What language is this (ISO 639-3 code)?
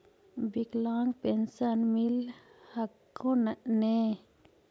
mag